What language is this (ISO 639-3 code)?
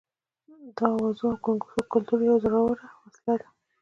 pus